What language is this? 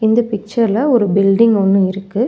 Tamil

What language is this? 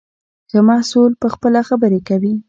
Pashto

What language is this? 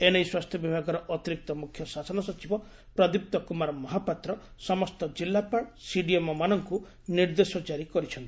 Odia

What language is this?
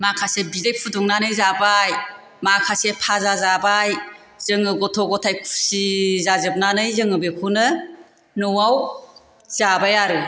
Bodo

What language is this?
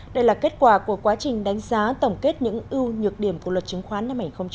Vietnamese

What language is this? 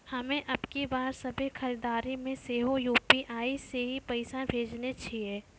Maithili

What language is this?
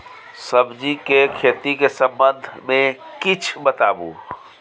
Maithili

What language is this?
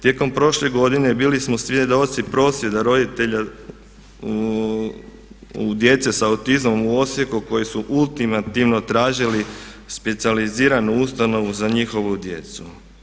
Croatian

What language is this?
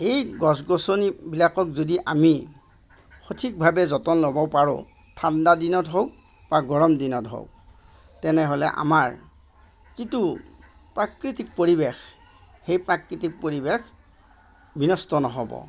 Assamese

